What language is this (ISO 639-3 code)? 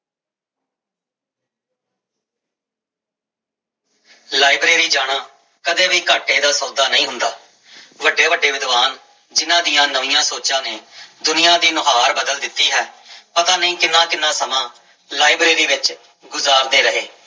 pan